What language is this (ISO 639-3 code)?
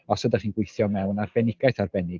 cym